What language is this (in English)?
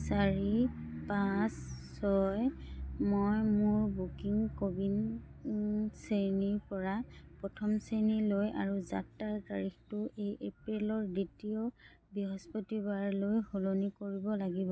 Assamese